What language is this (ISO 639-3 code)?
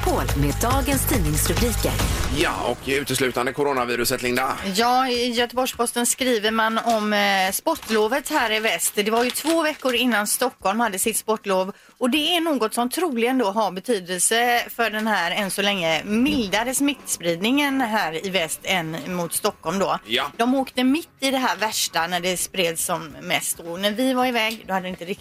swe